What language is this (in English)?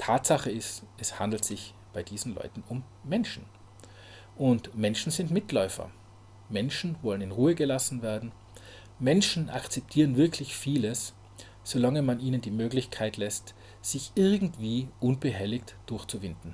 German